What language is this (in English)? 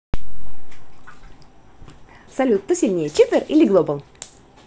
Russian